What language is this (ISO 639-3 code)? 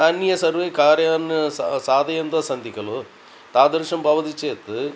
san